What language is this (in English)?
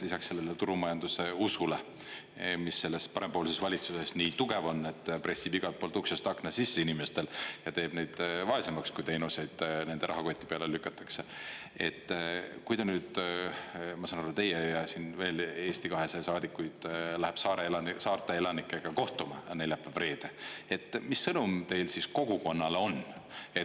Estonian